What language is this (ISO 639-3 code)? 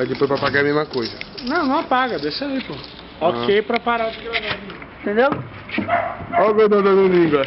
por